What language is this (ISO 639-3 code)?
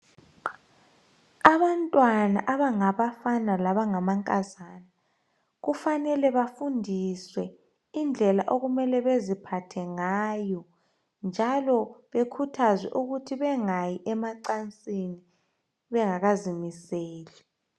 nde